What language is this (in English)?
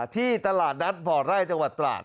Thai